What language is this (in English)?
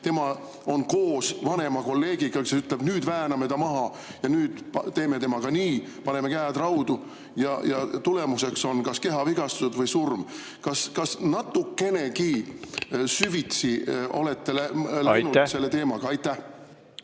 Estonian